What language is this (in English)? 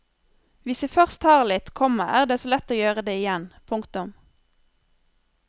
Norwegian